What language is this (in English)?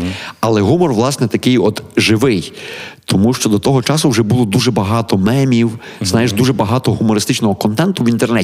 Ukrainian